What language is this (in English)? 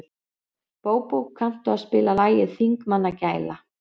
Icelandic